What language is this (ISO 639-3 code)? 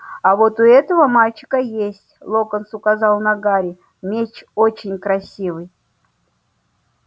rus